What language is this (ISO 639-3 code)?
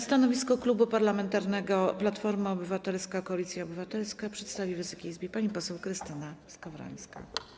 pol